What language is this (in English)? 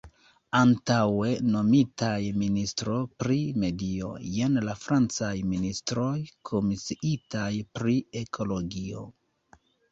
Esperanto